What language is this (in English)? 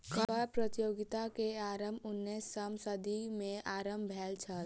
Maithili